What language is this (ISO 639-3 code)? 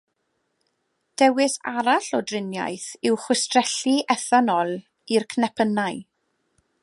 cym